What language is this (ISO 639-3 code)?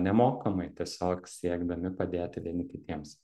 lit